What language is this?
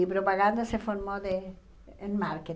Portuguese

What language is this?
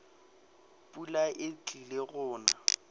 Northern Sotho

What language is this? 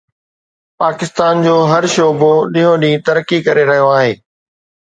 Sindhi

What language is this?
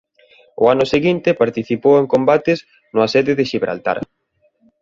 Galician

